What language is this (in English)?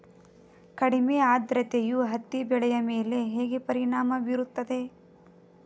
Kannada